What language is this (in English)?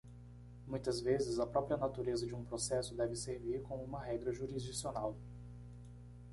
Portuguese